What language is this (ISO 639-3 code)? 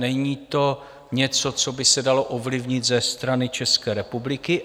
ces